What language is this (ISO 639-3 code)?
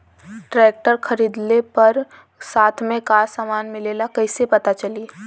bho